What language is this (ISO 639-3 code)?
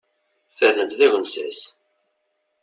kab